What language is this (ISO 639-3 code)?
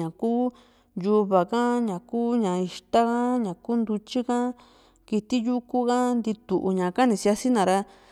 vmc